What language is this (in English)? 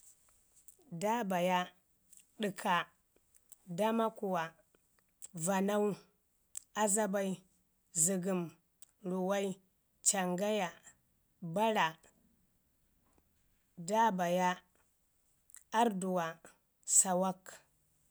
Ngizim